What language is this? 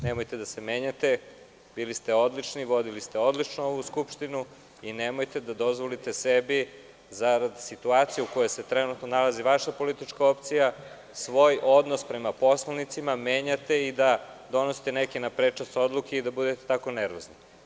Serbian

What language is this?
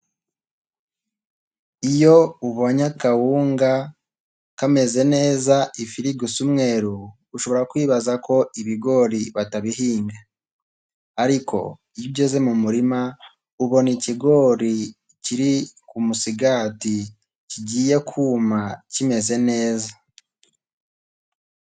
Kinyarwanda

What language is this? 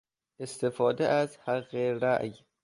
Persian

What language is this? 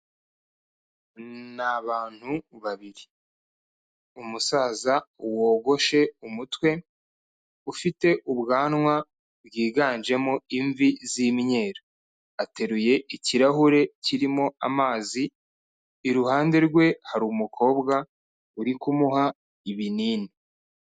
Kinyarwanda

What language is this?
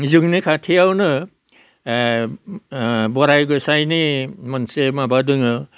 Bodo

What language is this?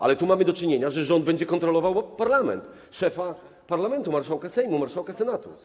Polish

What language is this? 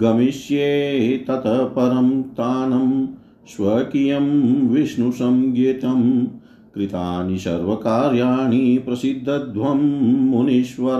Hindi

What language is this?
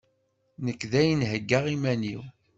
Kabyle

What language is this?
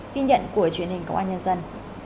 Vietnamese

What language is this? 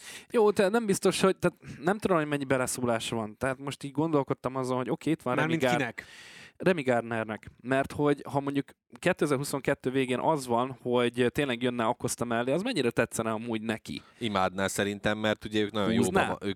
Hungarian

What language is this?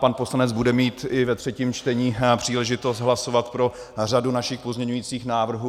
Czech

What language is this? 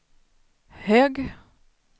Swedish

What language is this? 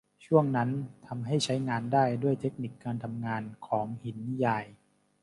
Thai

